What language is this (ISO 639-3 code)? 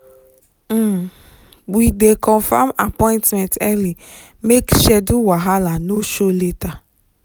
pcm